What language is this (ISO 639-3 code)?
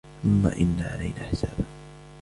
ara